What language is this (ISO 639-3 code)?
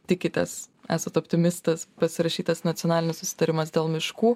lit